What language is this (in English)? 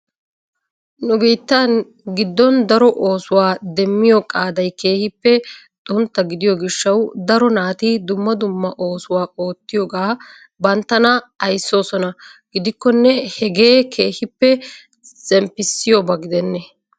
Wolaytta